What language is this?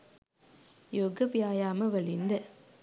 Sinhala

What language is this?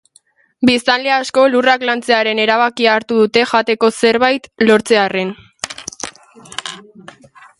Basque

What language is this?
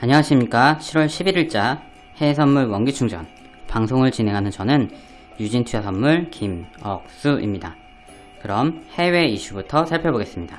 Korean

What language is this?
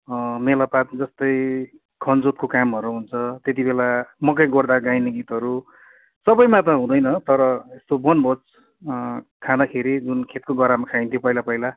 Nepali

